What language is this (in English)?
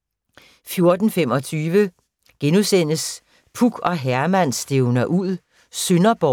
Danish